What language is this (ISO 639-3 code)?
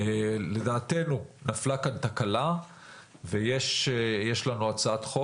heb